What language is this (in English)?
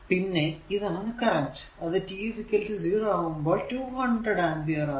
Malayalam